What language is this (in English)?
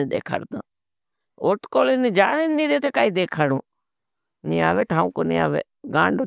Bhili